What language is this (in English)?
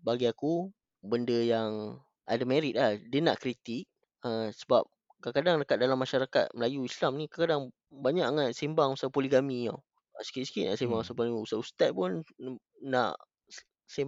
Malay